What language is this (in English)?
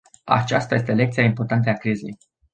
Romanian